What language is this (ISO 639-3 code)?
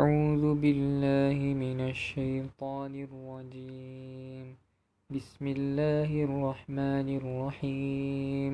msa